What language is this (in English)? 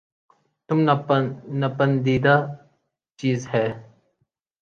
Urdu